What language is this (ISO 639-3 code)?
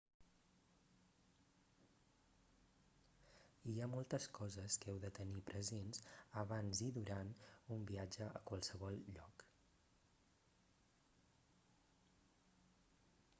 cat